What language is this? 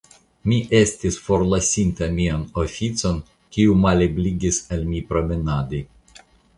Esperanto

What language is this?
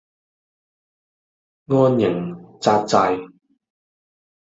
Cantonese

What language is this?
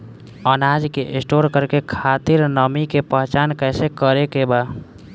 Bhojpuri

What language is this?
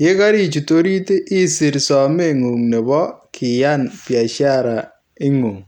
Kalenjin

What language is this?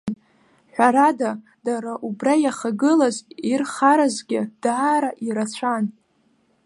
Abkhazian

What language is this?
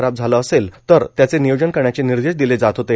Marathi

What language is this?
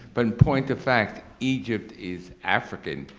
English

